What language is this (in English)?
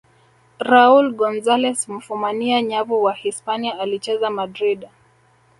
Swahili